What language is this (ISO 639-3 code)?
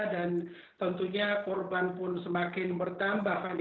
ind